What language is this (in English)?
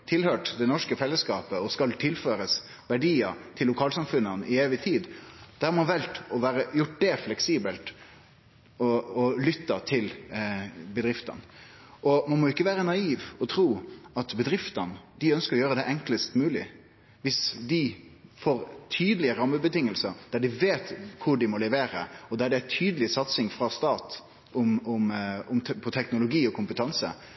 Norwegian Bokmål